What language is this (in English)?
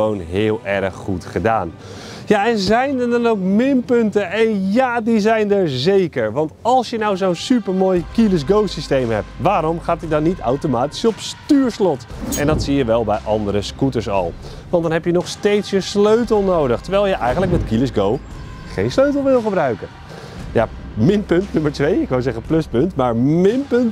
Dutch